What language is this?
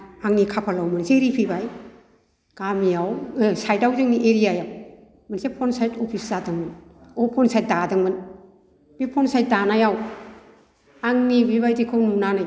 Bodo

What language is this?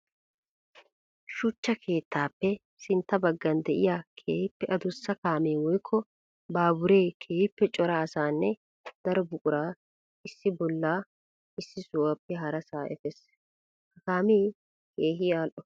Wolaytta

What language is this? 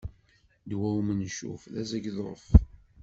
Kabyle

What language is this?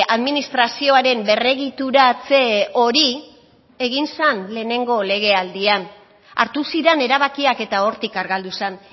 Basque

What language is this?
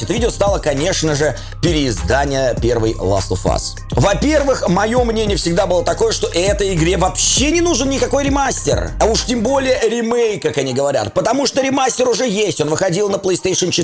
Russian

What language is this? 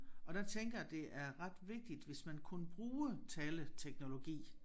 Danish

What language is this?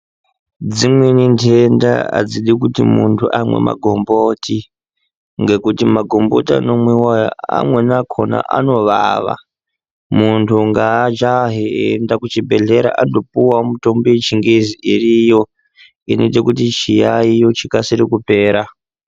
Ndau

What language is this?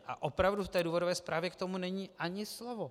Czech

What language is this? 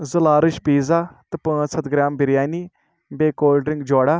Kashmiri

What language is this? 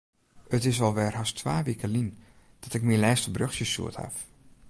Western Frisian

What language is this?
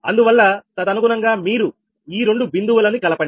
Telugu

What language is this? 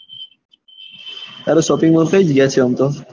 Gujarati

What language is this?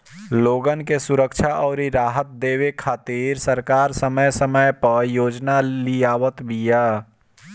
Bhojpuri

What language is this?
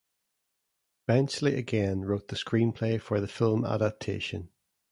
English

